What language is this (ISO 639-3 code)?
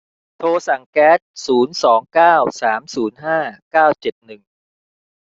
tha